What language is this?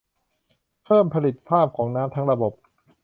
Thai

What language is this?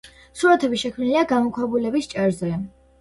Georgian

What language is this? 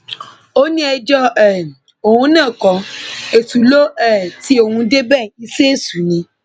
Yoruba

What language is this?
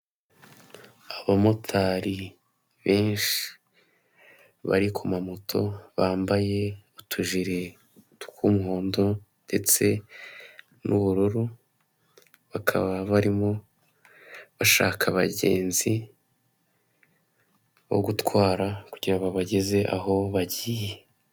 Kinyarwanda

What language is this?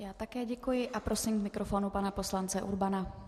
Czech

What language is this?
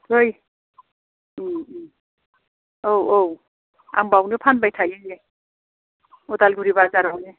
Bodo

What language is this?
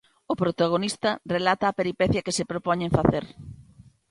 Galician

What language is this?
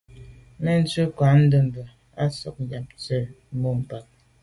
Medumba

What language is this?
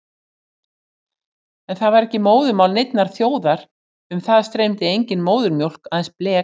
Icelandic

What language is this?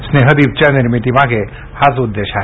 Marathi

